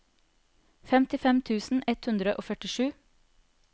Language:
Norwegian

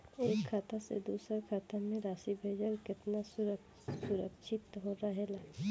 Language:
Bhojpuri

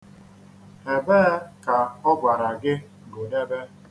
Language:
Igbo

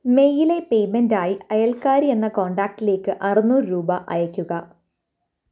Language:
Malayalam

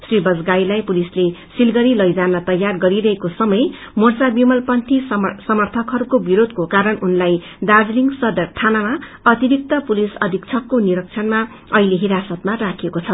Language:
Nepali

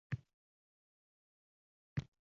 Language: Uzbek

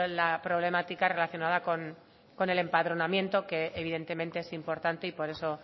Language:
Spanish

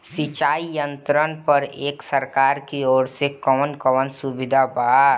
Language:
Bhojpuri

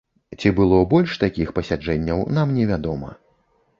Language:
Belarusian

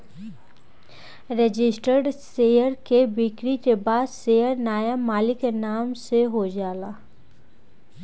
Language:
Bhojpuri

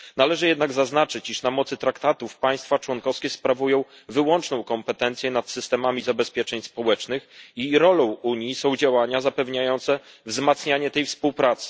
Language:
Polish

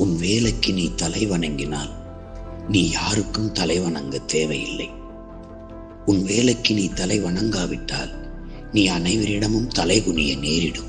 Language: Tamil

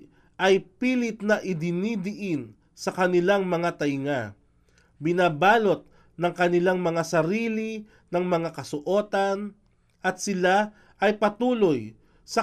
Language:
Filipino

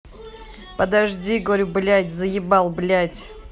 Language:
Russian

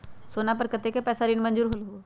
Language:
Magahi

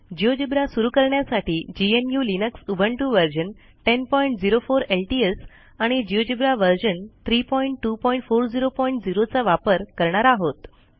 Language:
Marathi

